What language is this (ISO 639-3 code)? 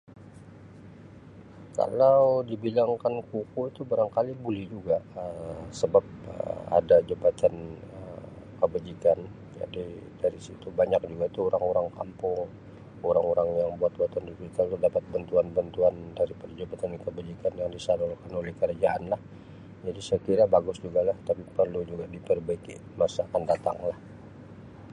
msi